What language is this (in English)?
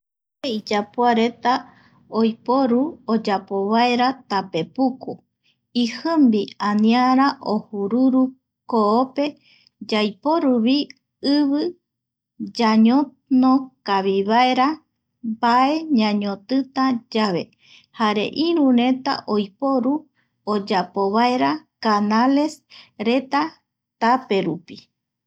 Eastern Bolivian Guaraní